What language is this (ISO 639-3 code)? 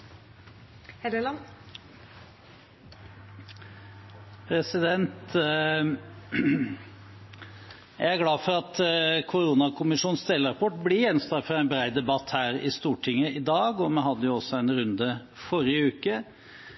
nob